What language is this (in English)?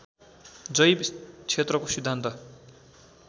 Nepali